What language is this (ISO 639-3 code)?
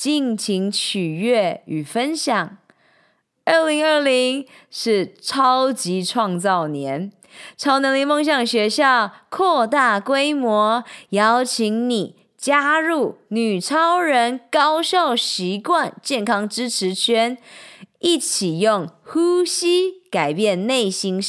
zho